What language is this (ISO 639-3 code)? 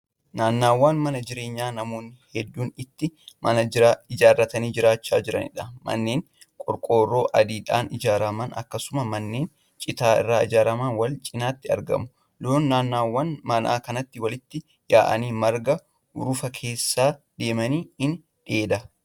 orm